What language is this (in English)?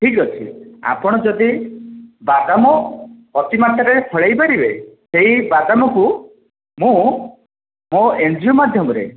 Odia